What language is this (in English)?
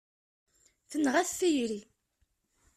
Kabyle